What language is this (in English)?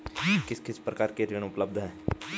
Hindi